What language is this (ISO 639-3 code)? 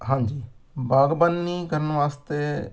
pan